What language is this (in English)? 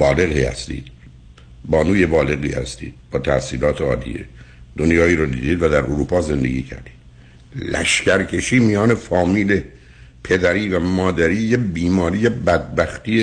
Persian